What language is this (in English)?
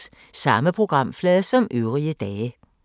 Danish